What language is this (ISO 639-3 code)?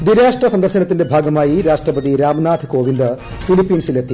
mal